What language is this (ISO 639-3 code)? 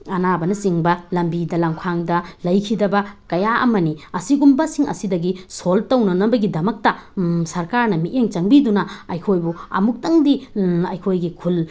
mni